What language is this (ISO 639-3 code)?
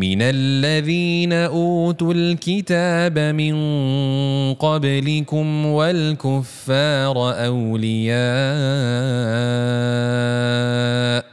msa